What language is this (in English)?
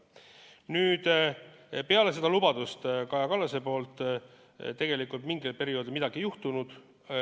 Estonian